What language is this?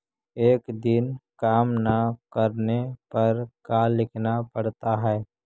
Magahi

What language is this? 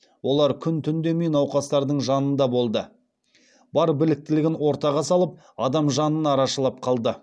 Kazakh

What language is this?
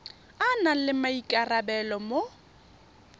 Tswana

